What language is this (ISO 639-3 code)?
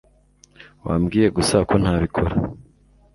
kin